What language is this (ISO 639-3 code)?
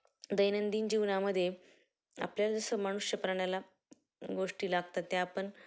mar